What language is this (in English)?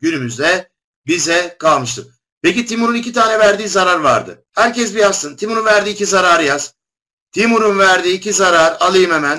Turkish